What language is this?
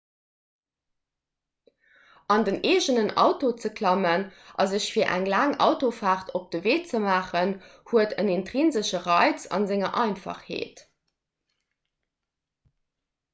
Luxembourgish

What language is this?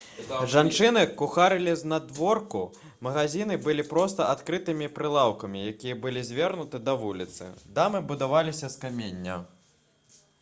Belarusian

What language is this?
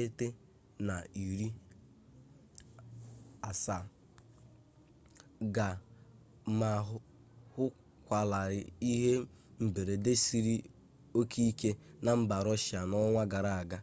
Igbo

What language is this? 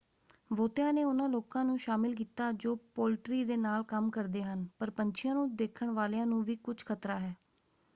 Punjabi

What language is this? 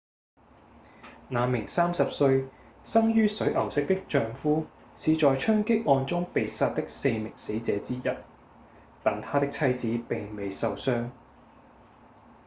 Cantonese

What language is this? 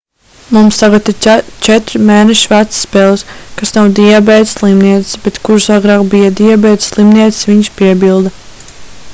Latvian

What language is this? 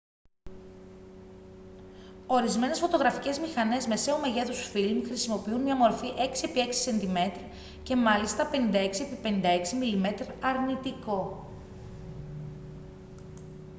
Greek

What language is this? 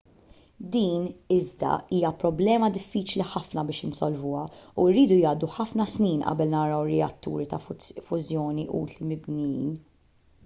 Maltese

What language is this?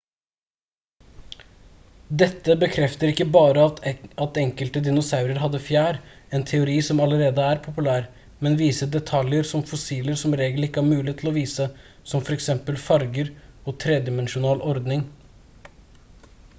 Norwegian Bokmål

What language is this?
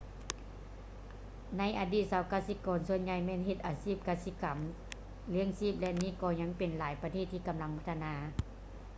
Lao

